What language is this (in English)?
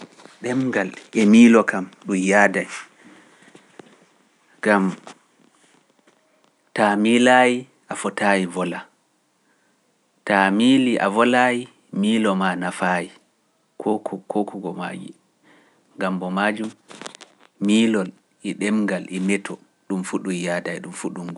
Pular